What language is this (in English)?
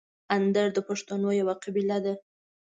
Pashto